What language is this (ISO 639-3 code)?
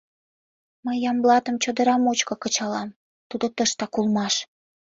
chm